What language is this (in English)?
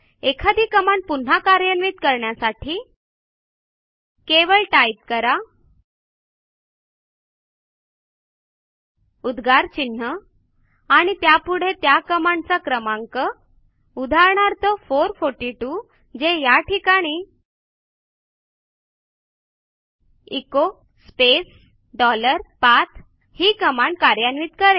Marathi